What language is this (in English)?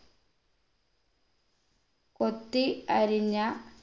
Malayalam